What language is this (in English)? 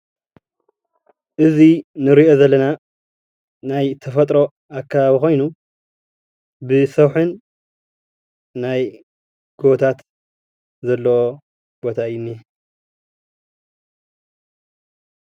Tigrinya